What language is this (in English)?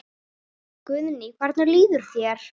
Icelandic